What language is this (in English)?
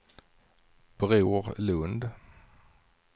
Swedish